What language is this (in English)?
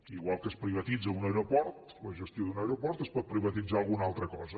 Catalan